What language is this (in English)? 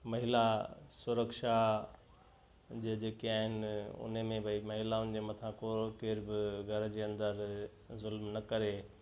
Sindhi